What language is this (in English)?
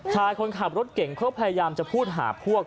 Thai